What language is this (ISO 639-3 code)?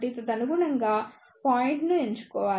tel